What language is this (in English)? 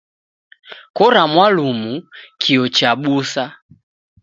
Taita